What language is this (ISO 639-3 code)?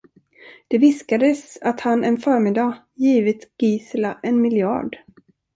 swe